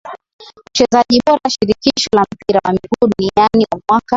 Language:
Swahili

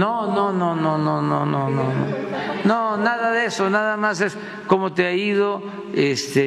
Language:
Spanish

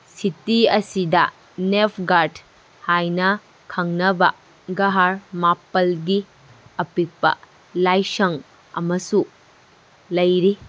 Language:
Manipuri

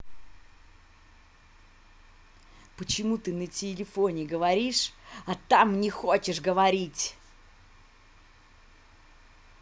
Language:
Russian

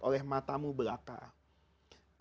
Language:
Indonesian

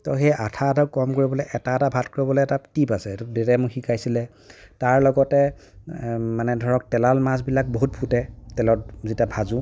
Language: Assamese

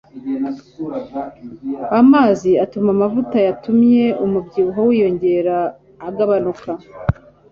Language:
Kinyarwanda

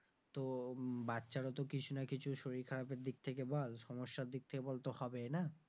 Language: Bangla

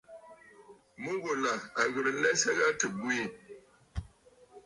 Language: Bafut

